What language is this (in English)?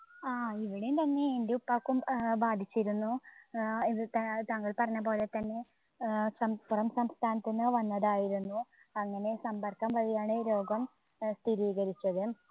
Malayalam